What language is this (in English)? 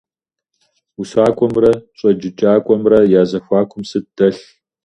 Kabardian